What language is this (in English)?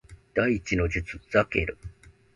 Japanese